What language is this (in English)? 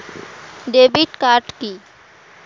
Bangla